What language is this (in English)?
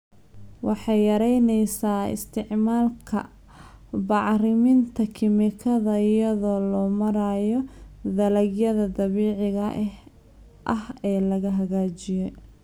Somali